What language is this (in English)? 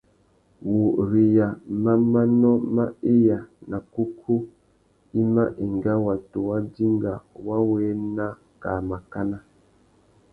Tuki